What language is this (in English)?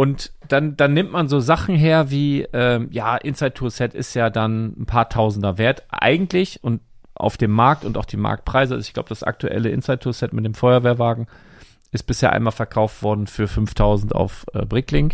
German